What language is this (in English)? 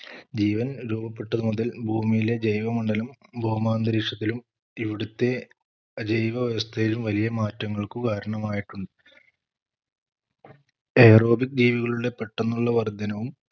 Malayalam